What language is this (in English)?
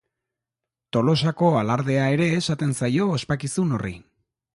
Basque